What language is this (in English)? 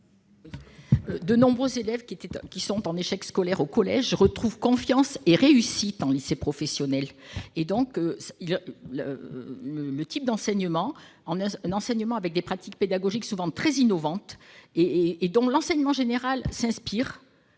French